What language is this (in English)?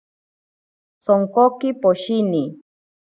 Ashéninka Perené